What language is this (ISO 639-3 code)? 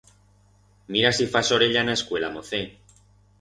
arg